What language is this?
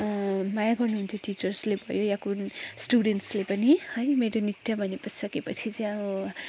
Nepali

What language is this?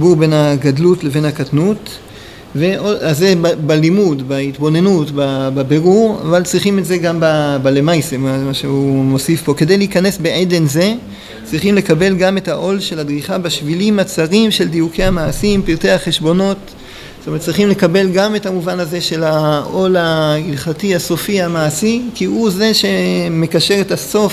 Hebrew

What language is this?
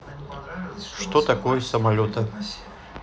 Russian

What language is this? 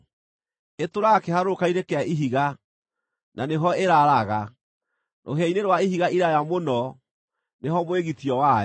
Kikuyu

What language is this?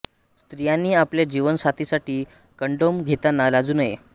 Marathi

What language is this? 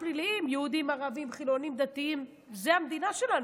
Hebrew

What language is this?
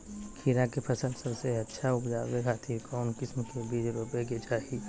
Magahi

